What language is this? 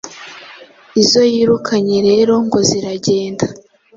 Kinyarwanda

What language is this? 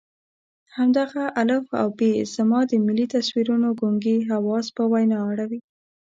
Pashto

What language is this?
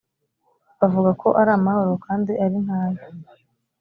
Kinyarwanda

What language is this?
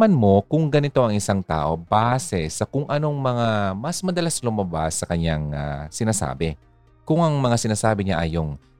Filipino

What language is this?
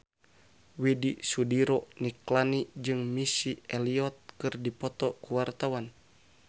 Sundanese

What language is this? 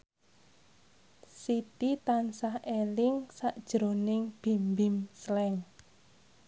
Javanese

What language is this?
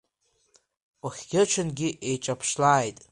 Abkhazian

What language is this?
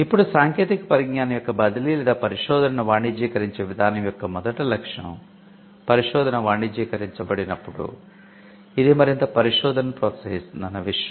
Telugu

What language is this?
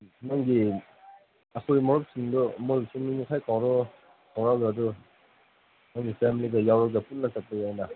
Manipuri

